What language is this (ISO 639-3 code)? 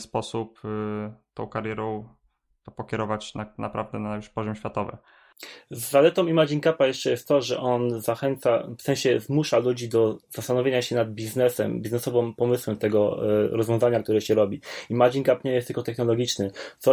pol